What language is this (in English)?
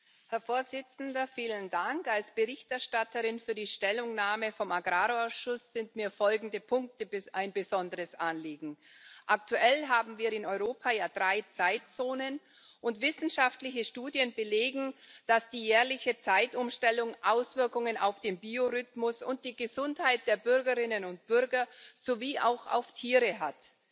German